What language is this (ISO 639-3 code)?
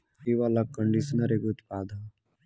bho